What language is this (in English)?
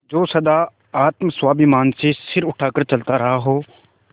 Hindi